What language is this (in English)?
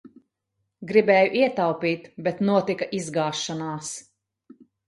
Latvian